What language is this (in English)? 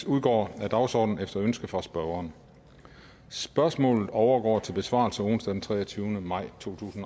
Danish